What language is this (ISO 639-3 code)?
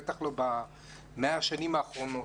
heb